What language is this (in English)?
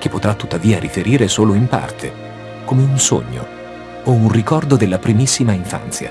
Italian